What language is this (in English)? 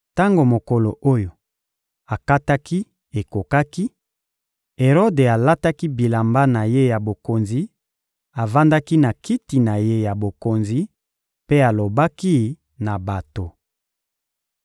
Lingala